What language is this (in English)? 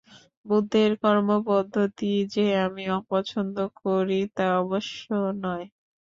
Bangla